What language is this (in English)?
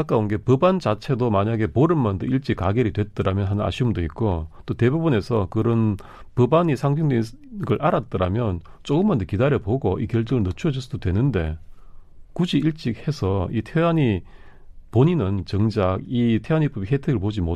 Korean